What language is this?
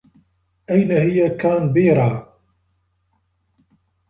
Arabic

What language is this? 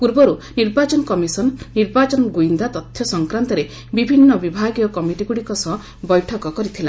Odia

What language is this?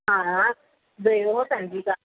Sanskrit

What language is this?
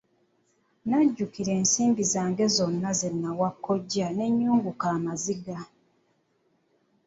Ganda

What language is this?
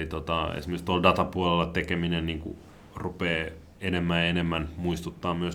Finnish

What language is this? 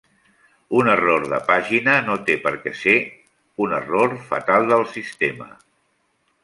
Catalan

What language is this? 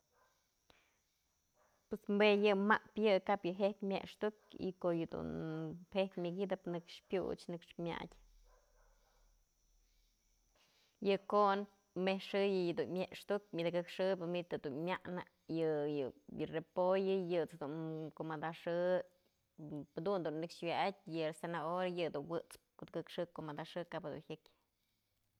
Mazatlán Mixe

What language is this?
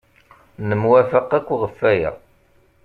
Kabyle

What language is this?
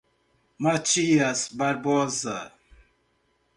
Portuguese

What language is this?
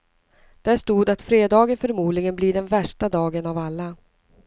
Swedish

